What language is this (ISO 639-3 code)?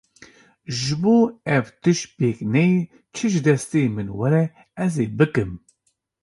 kur